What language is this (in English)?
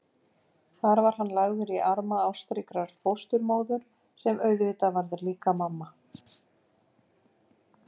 Icelandic